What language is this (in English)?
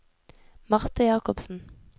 Norwegian